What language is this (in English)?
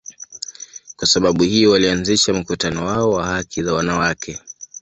Swahili